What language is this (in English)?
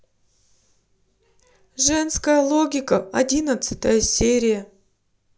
Russian